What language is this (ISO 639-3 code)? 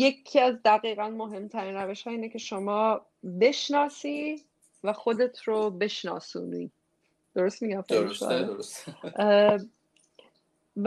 fas